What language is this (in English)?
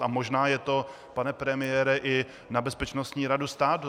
Czech